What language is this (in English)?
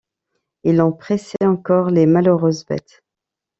French